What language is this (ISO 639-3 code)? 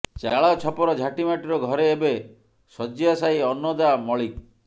ori